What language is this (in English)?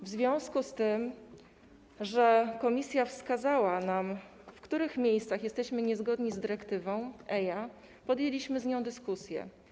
Polish